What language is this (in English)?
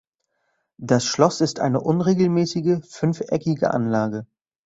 German